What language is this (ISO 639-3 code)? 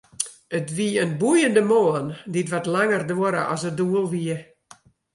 fry